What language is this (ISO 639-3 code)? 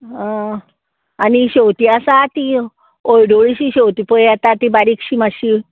kok